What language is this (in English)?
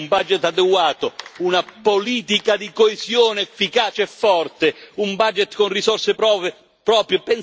Italian